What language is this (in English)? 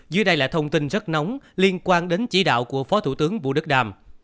Vietnamese